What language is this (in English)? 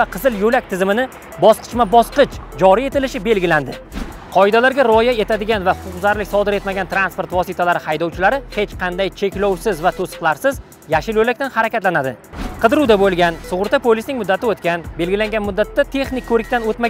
Turkish